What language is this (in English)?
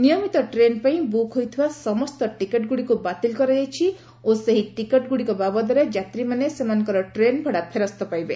Odia